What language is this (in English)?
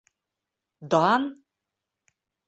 Bashkir